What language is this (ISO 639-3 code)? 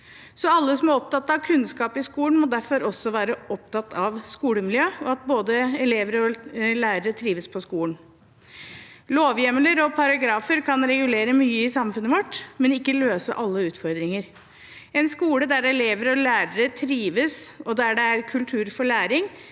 nor